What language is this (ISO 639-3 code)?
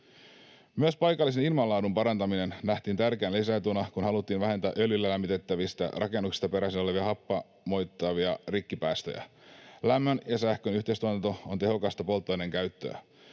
fin